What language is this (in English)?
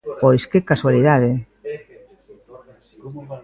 Galician